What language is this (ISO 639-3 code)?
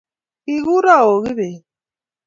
kln